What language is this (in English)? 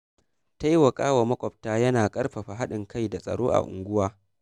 Hausa